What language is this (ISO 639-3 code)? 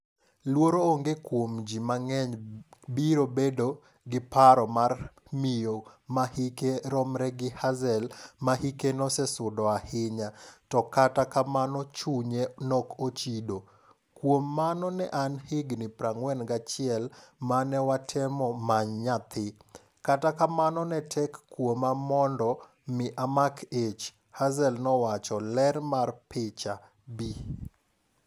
luo